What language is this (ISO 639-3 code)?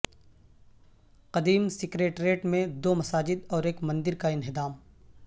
urd